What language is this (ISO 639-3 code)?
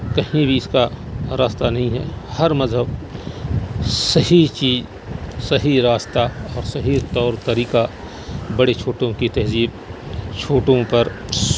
urd